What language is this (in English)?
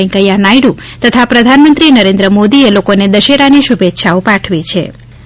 Gujarati